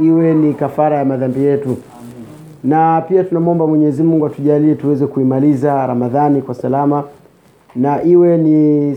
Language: Swahili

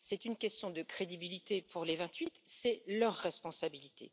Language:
French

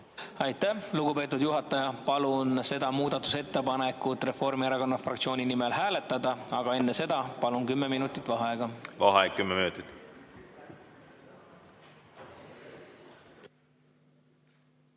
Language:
Estonian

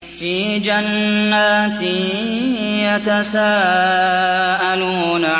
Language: Arabic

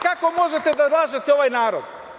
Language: Serbian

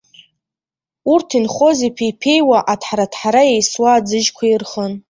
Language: Abkhazian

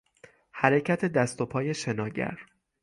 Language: Persian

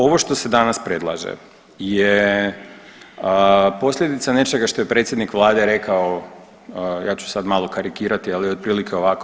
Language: Croatian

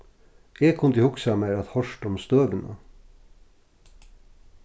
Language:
Faroese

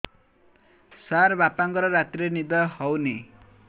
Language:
Odia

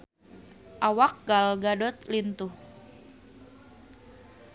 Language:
Sundanese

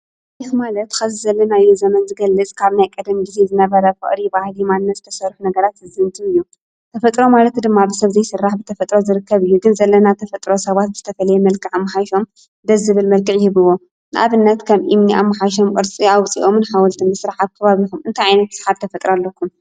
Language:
Tigrinya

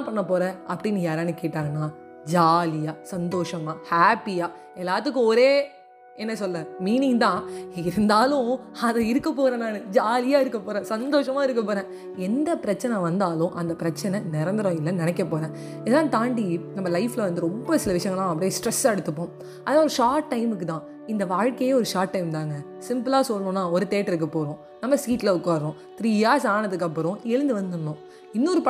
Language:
Tamil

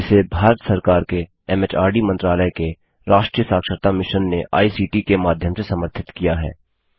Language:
Hindi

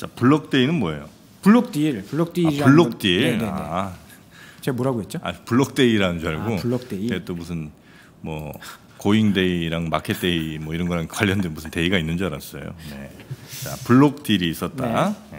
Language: Korean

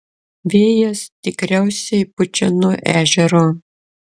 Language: Lithuanian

